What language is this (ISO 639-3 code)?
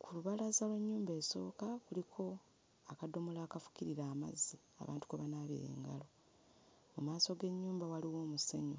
lug